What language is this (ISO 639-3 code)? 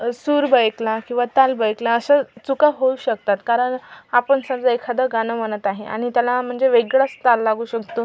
mar